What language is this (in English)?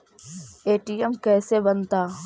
Magahi